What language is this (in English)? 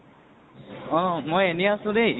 Assamese